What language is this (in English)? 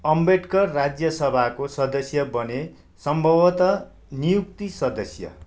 Nepali